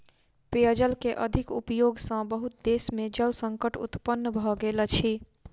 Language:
Maithili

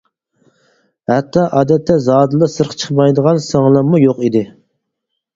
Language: Uyghur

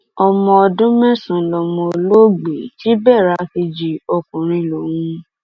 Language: Yoruba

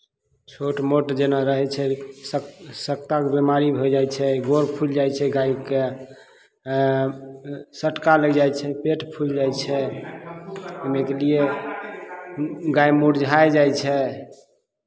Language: Maithili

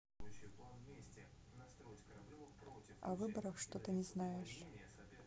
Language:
Russian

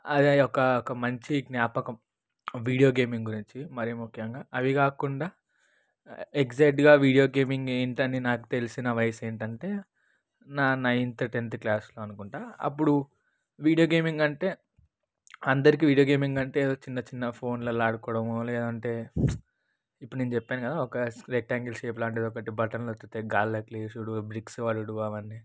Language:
Telugu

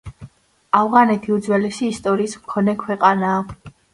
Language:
Georgian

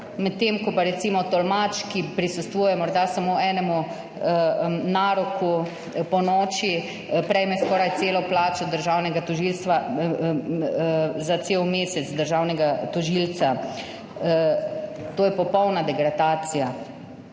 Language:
Slovenian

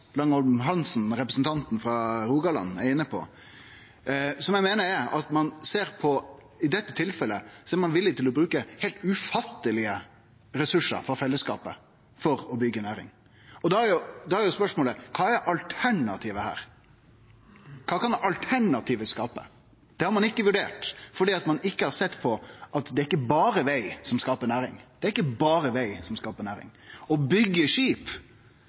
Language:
Norwegian Nynorsk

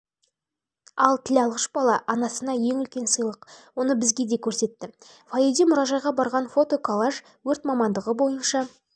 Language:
Kazakh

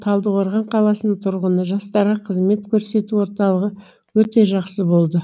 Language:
Kazakh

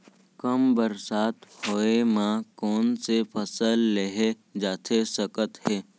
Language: Chhattisgarhi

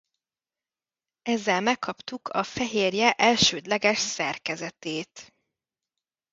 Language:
Hungarian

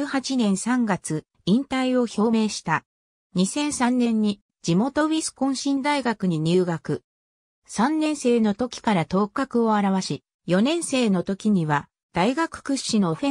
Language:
Japanese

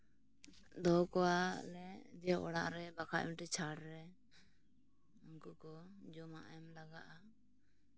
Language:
Santali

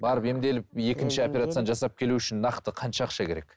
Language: Kazakh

